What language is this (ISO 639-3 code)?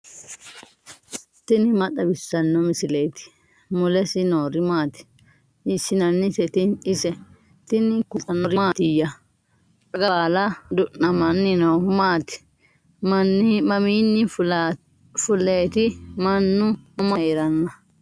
sid